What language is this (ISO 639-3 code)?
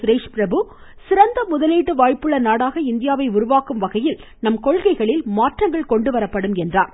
tam